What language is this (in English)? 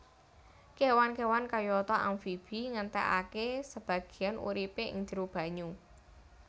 Javanese